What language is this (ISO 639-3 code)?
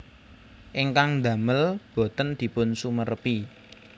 jav